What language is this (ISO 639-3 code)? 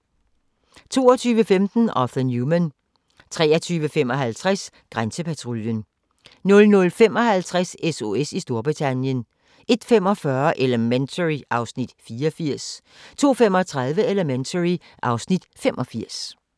dan